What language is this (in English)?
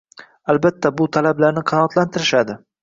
Uzbek